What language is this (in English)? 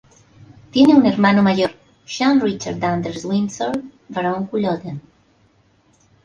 Spanish